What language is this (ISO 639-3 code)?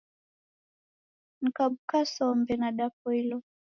dav